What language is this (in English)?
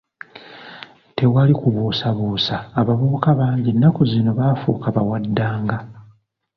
Ganda